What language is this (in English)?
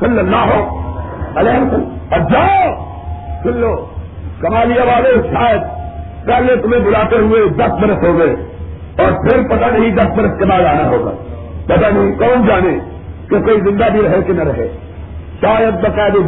Urdu